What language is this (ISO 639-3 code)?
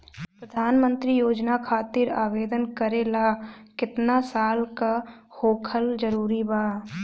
bho